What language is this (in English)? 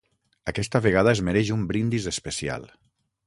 Catalan